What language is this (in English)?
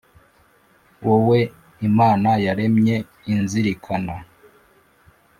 Kinyarwanda